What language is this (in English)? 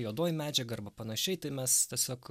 Lithuanian